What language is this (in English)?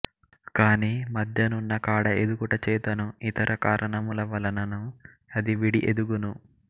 Telugu